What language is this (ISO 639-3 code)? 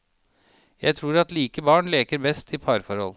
nor